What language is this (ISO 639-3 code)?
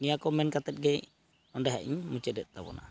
sat